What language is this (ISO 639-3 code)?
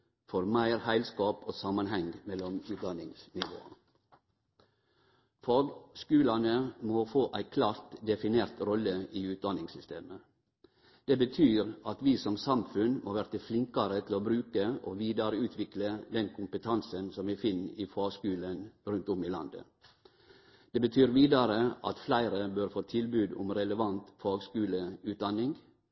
nno